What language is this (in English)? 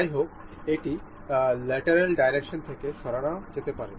Bangla